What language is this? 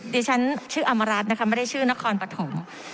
Thai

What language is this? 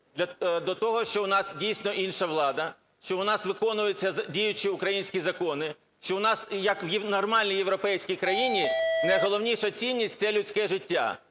Ukrainian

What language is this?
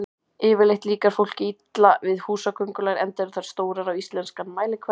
Icelandic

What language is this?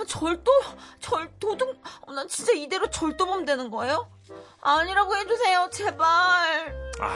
Korean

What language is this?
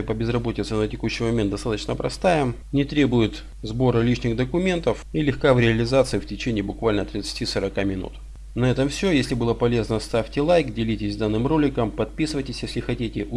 Russian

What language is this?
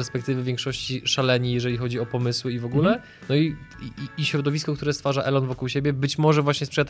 Polish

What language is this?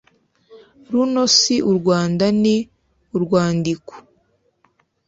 Kinyarwanda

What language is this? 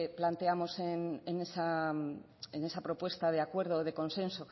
Spanish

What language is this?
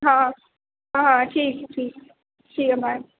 Urdu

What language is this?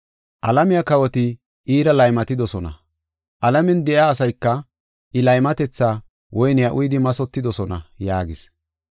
Gofa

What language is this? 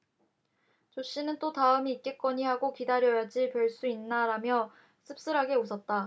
Korean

